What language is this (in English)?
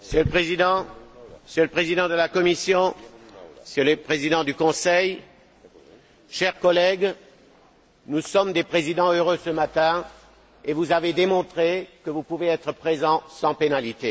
French